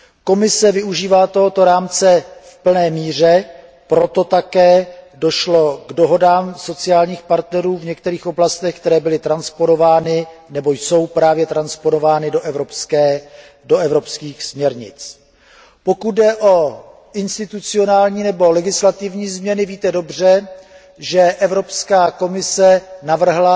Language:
Czech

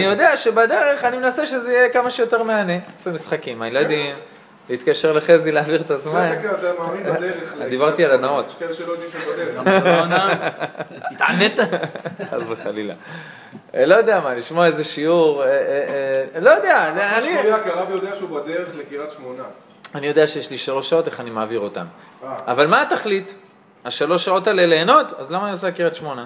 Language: Hebrew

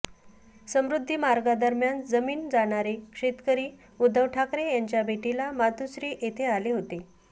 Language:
Marathi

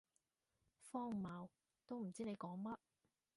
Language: Cantonese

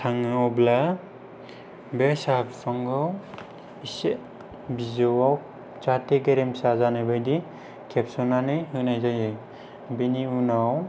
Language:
Bodo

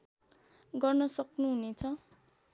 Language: Nepali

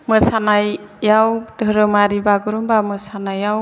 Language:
Bodo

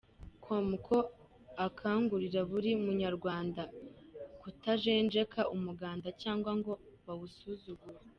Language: Kinyarwanda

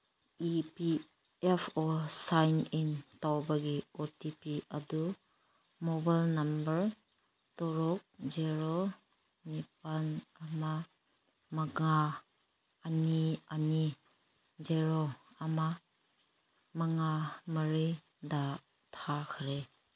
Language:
Manipuri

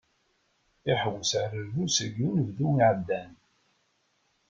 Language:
Kabyle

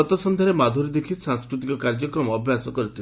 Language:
Odia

